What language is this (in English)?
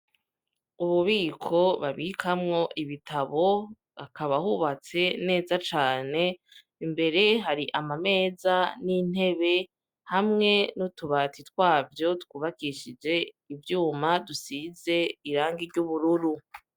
Rundi